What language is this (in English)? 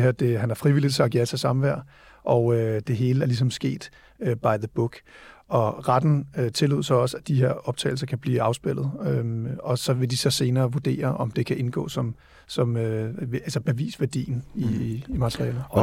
Danish